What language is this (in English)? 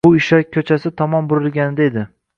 Uzbek